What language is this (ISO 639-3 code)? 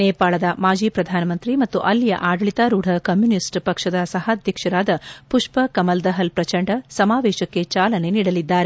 kan